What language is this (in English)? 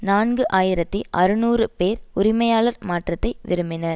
Tamil